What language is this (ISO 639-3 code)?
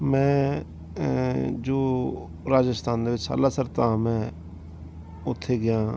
pan